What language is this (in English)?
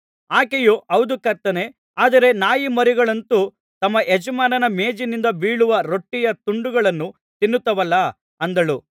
Kannada